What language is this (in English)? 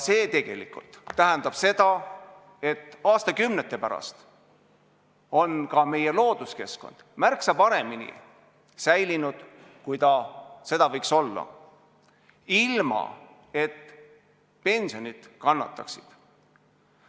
Estonian